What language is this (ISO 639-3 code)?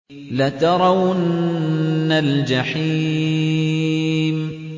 ara